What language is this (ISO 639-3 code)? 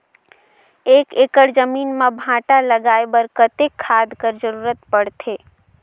hne